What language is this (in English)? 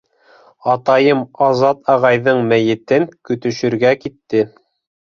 Bashkir